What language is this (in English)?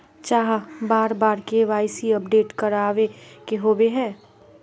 Magahi